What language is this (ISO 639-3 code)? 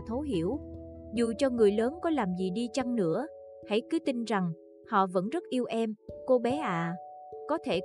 vie